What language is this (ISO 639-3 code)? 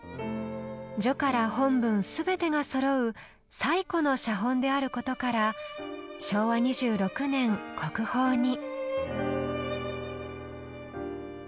jpn